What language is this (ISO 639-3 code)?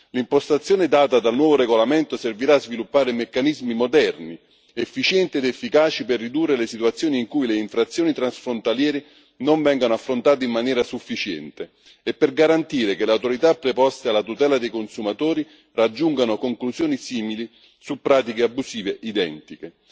ita